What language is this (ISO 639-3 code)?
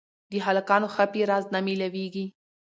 pus